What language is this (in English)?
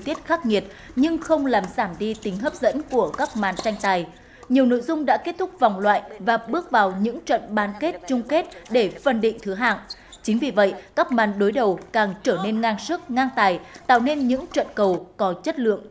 Vietnamese